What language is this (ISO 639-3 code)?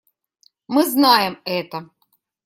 rus